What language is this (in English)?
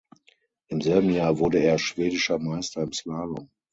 German